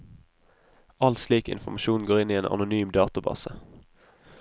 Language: Norwegian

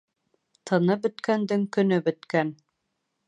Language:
Bashkir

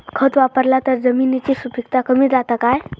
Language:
Marathi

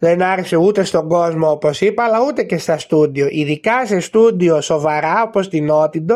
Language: Greek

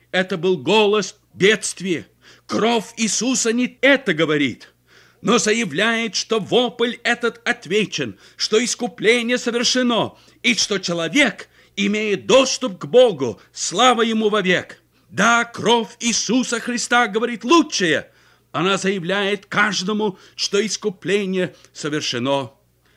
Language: Russian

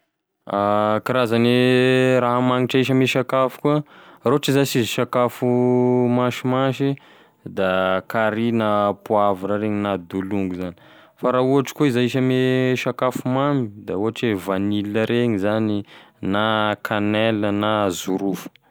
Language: Tesaka Malagasy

